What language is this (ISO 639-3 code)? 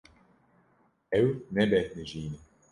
kur